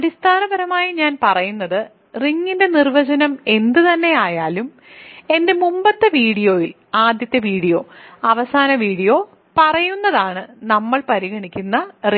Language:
Malayalam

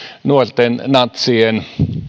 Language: Finnish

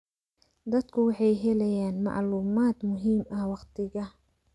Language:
Somali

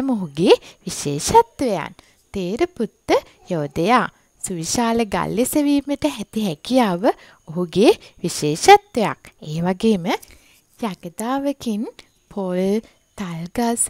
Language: Vietnamese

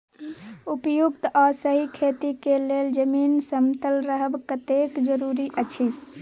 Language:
Maithili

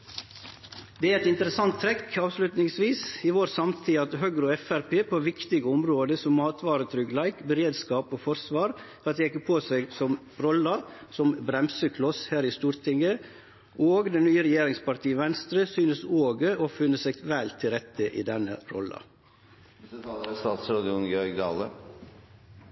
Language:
Norwegian Nynorsk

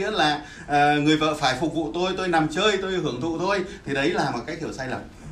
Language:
Vietnamese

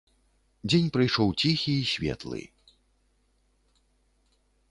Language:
Belarusian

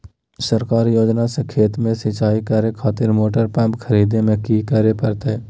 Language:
Magahi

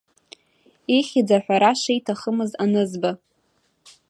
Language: Abkhazian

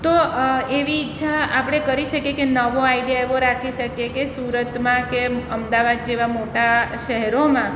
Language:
Gujarati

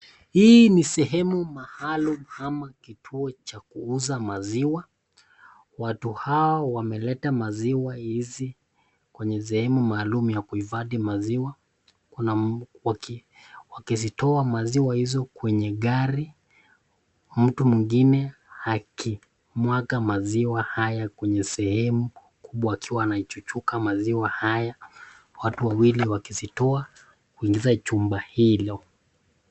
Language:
Swahili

